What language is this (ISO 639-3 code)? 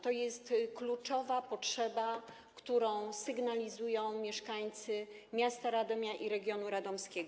pol